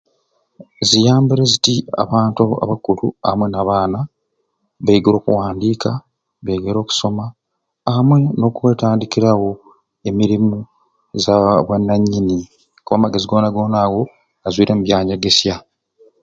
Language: Ruuli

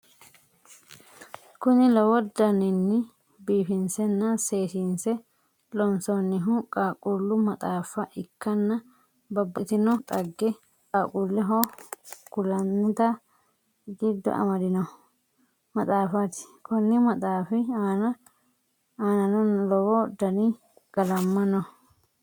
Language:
Sidamo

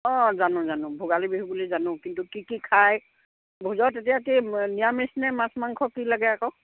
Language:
Assamese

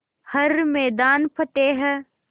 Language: Hindi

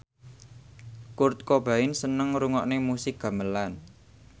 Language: Javanese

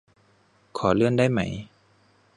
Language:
Thai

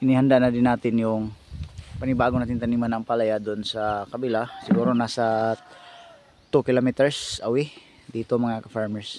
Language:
Filipino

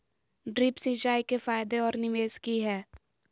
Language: Magahi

